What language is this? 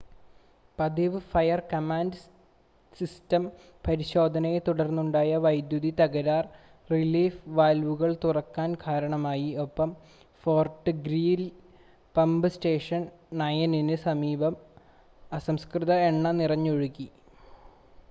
Malayalam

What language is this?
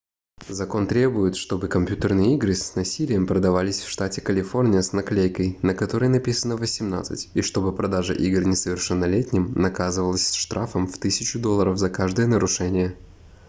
Russian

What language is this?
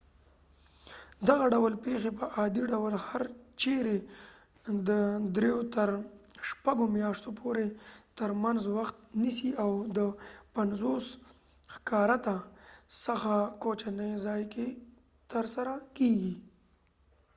Pashto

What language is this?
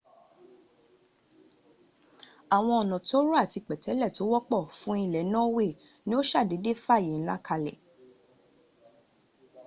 Yoruba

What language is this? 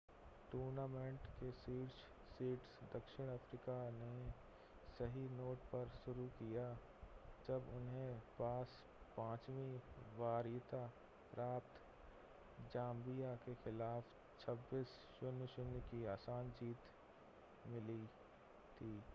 Hindi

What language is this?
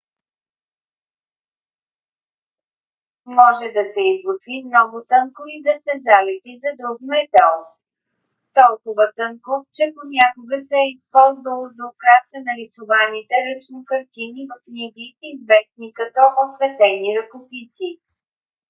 Bulgarian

